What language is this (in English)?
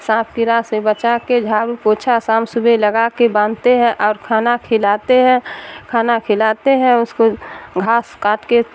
Urdu